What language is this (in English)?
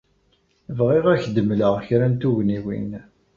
Kabyle